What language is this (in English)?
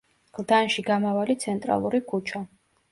Georgian